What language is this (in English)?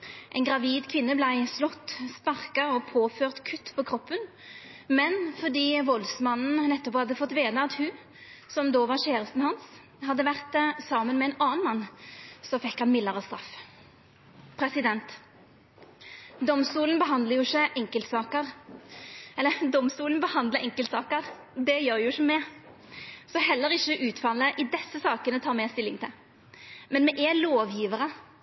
Norwegian Nynorsk